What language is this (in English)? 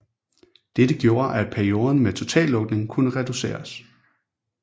Danish